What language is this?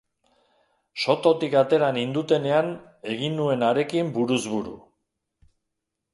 Basque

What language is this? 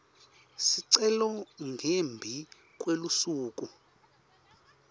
Swati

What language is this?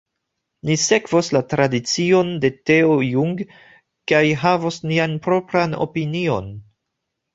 Esperanto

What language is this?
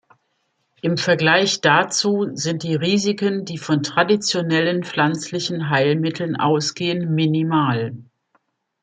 German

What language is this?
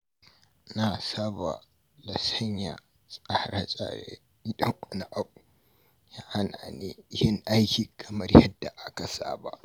Hausa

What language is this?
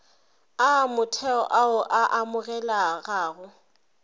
Northern Sotho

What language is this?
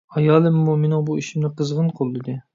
Uyghur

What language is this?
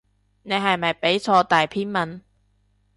Cantonese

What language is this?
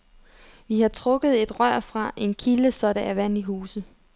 Danish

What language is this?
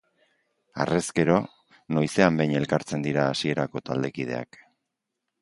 Basque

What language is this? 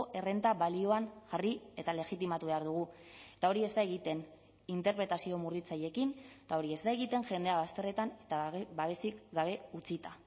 Basque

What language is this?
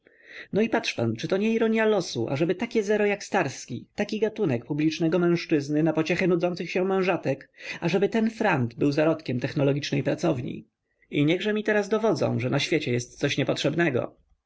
Polish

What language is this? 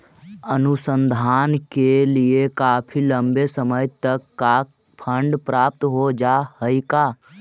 Magahi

